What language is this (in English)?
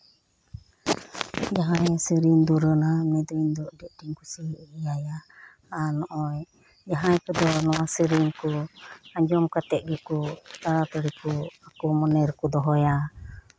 Santali